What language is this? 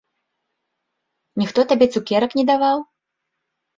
Belarusian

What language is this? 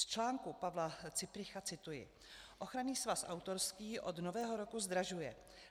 Czech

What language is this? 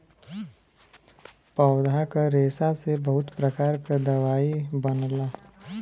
Bhojpuri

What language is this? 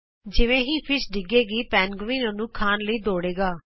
Punjabi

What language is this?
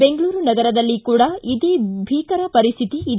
Kannada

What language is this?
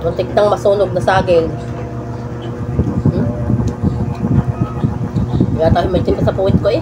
Filipino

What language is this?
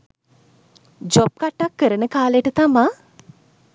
Sinhala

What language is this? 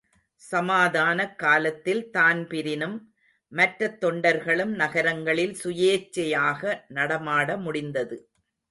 Tamil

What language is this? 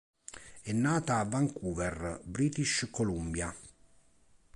Italian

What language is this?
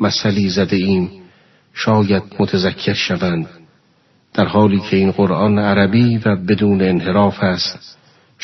Persian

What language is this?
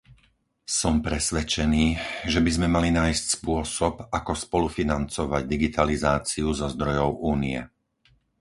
Slovak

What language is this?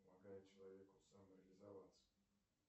Russian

